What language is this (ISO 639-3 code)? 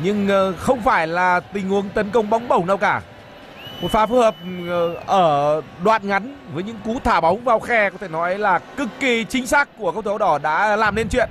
vie